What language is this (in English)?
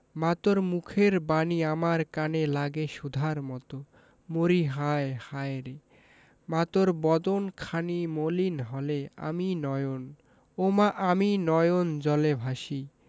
Bangla